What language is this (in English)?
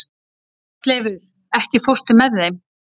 Icelandic